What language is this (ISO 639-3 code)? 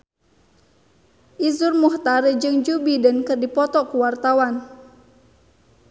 sun